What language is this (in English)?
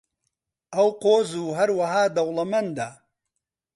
Central Kurdish